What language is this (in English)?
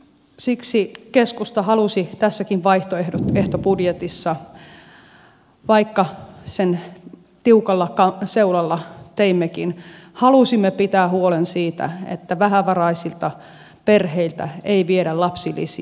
Finnish